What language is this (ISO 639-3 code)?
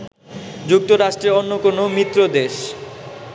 ben